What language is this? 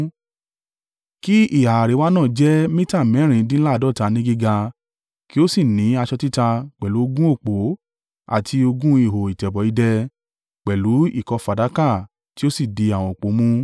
Yoruba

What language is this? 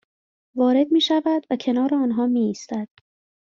Persian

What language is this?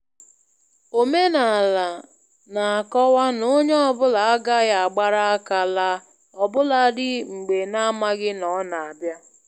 Igbo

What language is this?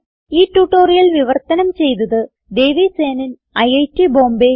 Malayalam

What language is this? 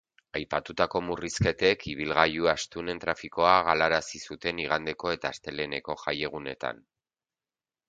Basque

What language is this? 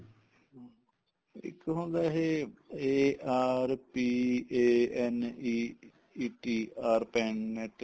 Punjabi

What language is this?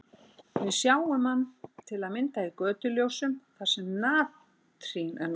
Icelandic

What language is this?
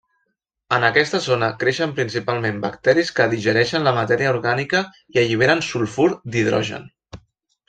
Catalan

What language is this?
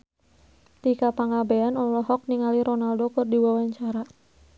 Sundanese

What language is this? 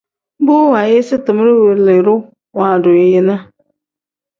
Tem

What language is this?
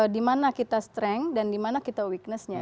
Indonesian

